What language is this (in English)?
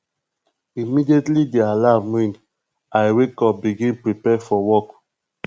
Nigerian Pidgin